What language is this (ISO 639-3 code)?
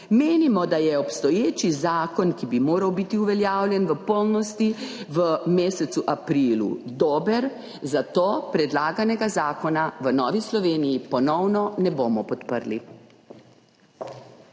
slv